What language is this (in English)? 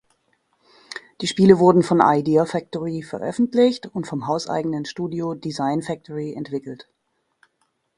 German